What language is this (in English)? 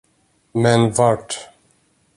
Swedish